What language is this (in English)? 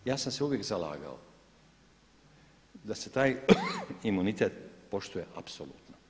Croatian